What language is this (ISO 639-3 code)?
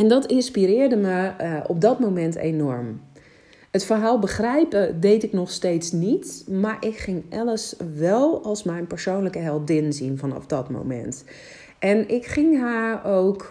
nld